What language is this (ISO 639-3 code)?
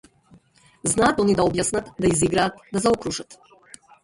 mkd